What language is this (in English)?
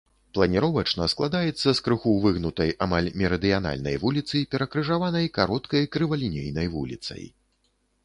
Belarusian